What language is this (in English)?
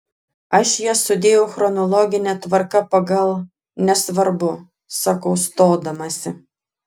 Lithuanian